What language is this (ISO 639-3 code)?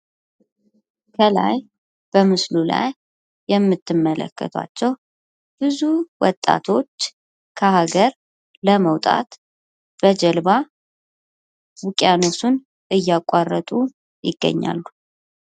amh